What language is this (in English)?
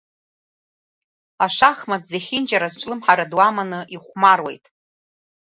Abkhazian